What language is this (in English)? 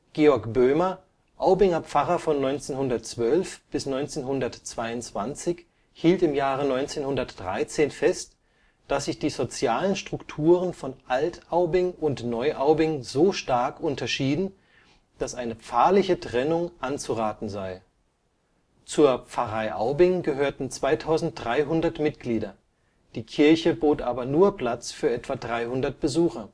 German